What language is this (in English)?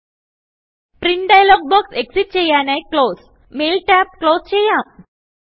Malayalam